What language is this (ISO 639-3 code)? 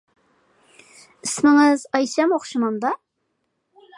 uig